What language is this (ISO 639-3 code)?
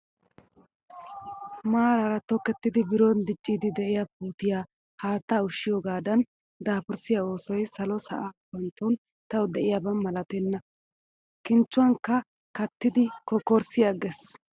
wal